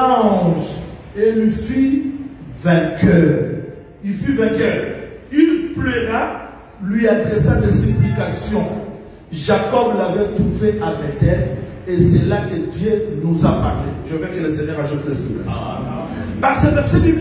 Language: French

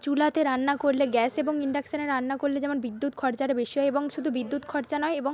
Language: Bangla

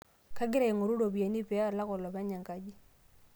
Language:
Masai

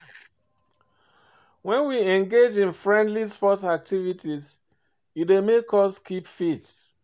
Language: Nigerian Pidgin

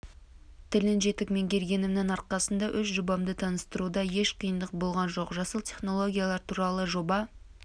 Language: Kazakh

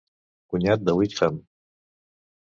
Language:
Catalan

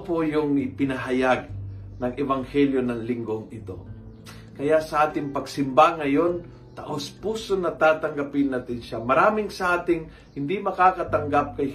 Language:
Filipino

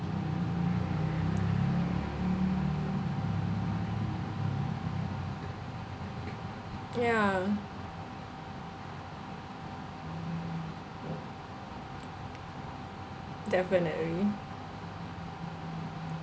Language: English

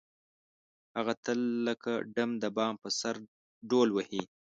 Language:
Pashto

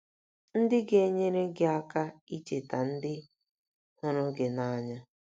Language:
Igbo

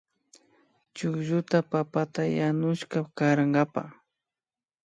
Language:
Imbabura Highland Quichua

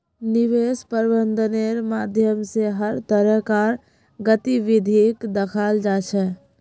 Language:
Magahi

